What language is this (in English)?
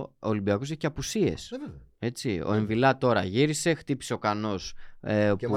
Greek